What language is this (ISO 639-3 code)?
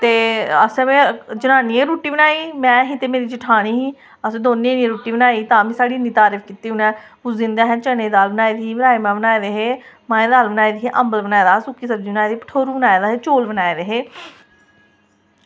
doi